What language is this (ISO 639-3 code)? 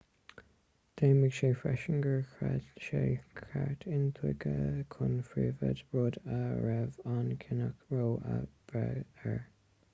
gle